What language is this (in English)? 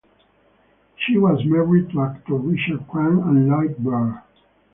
English